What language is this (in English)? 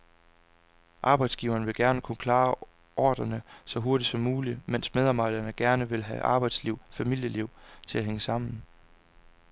Danish